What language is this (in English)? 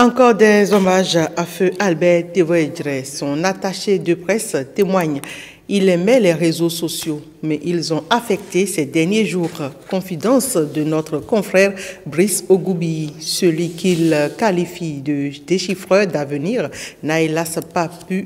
French